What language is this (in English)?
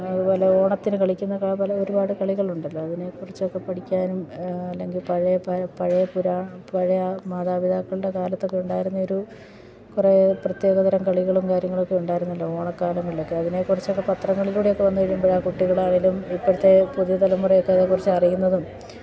Malayalam